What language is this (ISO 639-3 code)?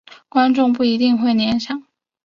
zho